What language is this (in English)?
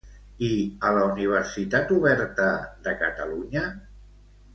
Catalan